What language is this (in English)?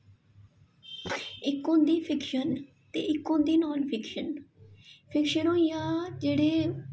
Dogri